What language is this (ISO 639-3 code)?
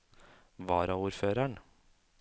nor